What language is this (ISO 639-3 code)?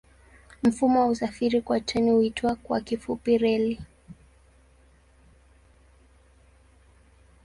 swa